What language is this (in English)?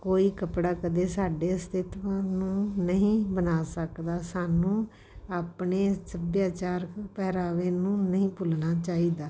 Punjabi